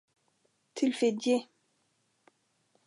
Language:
Swedish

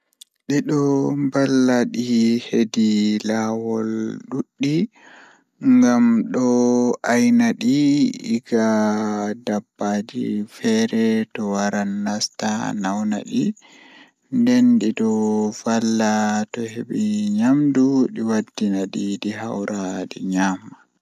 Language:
Fula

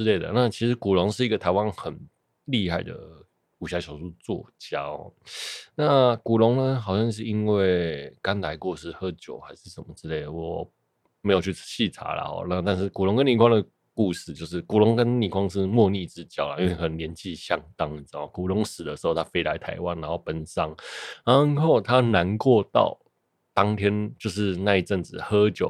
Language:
Chinese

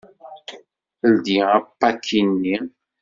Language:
Kabyle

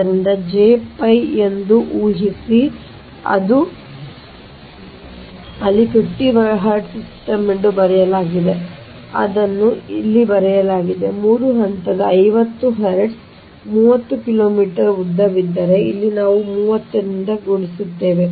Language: Kannada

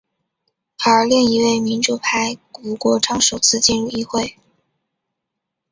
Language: Chinese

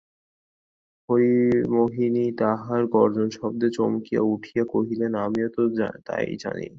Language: Bangla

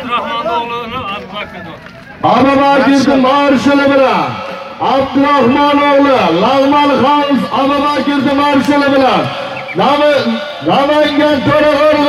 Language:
Turkish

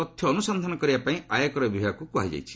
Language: Odia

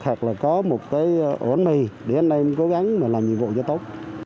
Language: Vietnamese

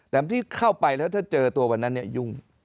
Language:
Thai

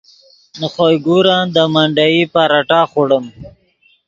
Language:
Yidgha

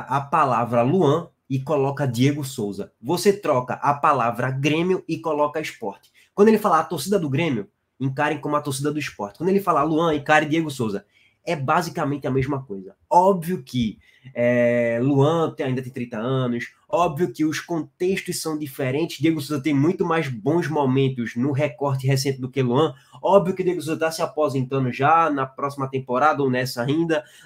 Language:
Portuguese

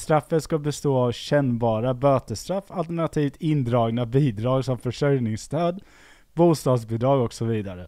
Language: Swedish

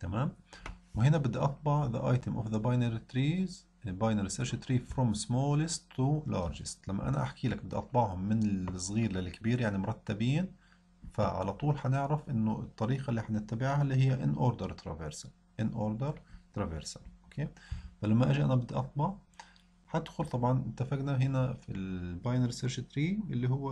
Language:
Arabic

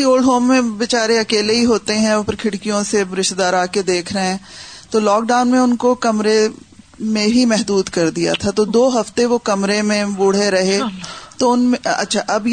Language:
Urdu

